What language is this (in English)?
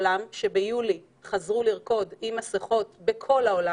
Hebrew